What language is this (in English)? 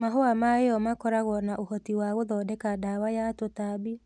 Kikuyu